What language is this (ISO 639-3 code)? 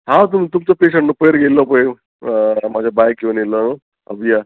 kok